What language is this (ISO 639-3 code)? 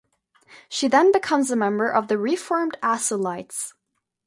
eng